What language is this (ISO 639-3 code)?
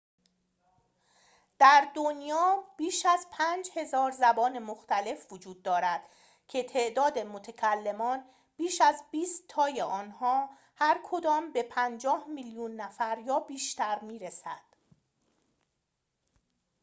fas